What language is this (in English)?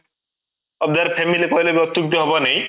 Odia